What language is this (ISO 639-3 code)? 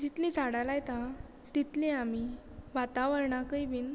kok